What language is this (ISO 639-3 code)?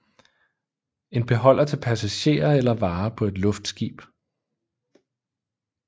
dan